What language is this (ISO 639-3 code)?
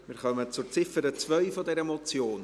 gsw